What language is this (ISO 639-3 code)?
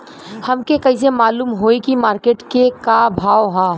bho